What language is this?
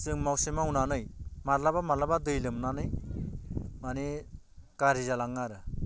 Bodo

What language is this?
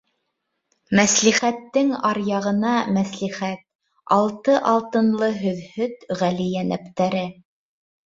Bashkir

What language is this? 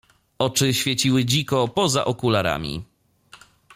Polish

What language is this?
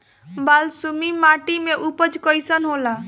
Bhojpuri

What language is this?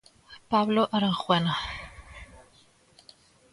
Galician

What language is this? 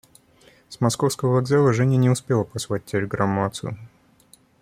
Russian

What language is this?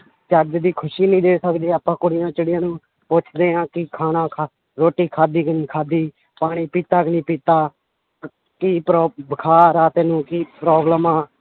Punjabi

